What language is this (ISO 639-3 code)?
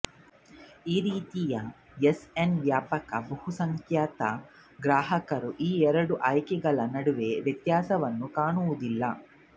kan